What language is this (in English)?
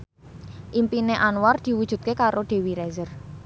Javanese